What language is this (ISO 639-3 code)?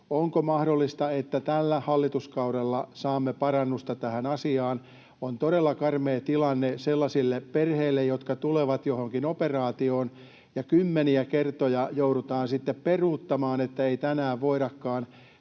fin